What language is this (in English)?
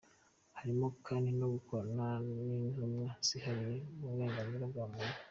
Kinyarwanda